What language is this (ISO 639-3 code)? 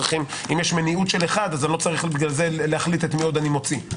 heb